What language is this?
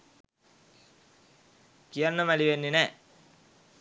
Sinhala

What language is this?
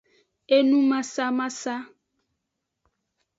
Aja (Benin)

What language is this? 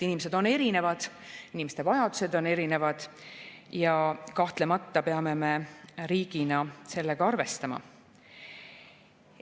Estonian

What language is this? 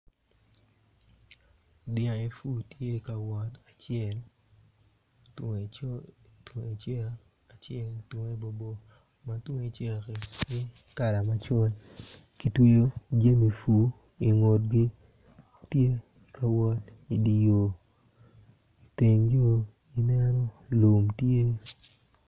Acoli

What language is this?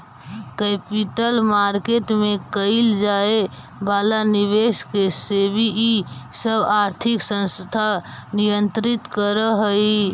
Magahi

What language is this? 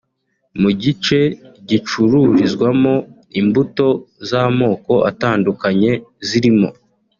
Kinyarwanda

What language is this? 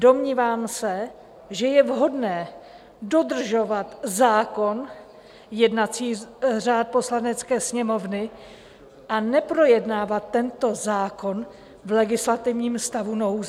Czech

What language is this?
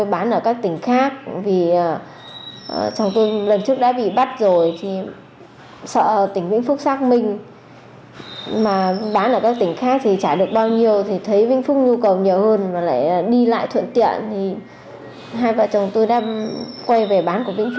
Vietnamese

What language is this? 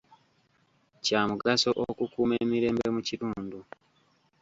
Ganda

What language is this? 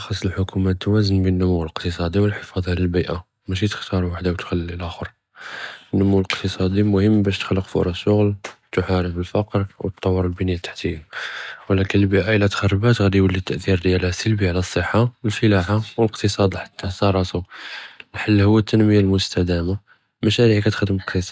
Judeo-Arabic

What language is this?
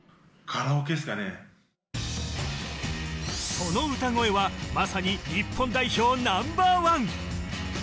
Japanese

